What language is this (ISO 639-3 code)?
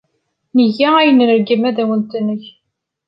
kab